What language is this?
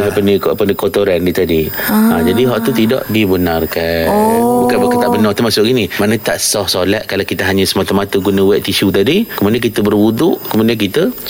Malay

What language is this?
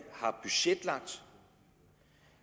Danish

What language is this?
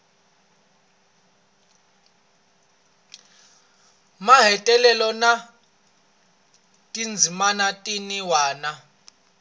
Tsonga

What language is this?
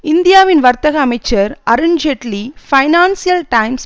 Tamil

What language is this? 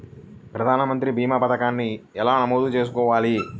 Telugu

